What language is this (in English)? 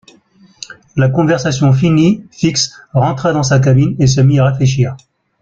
French